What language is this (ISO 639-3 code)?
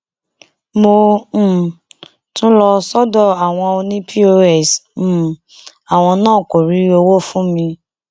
yor